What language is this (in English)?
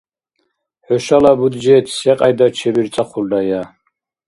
Dargwa